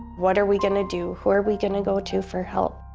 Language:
English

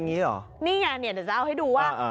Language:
Thai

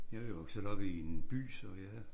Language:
Danish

